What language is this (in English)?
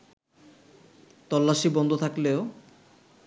Bangla